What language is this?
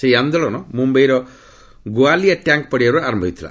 Odia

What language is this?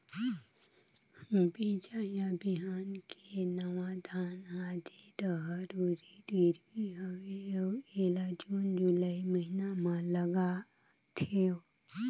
Chhattisgarhi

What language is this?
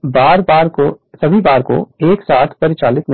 Hindi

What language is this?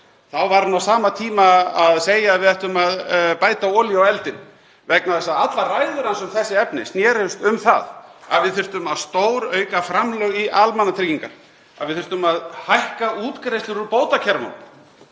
Icelandic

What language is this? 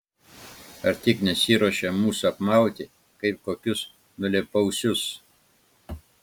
Lithuanian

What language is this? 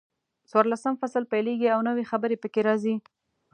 Pashto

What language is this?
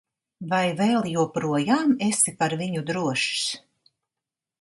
Latvian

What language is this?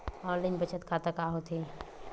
Chhattisgarhi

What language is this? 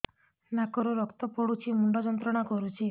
Odia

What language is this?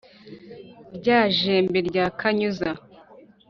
Kinyarwanda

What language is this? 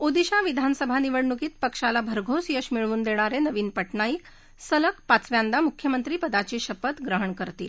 Marathi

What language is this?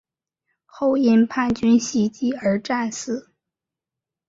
Chinese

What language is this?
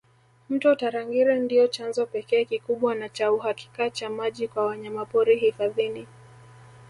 Swahili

